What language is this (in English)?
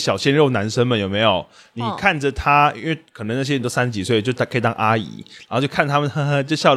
Chinese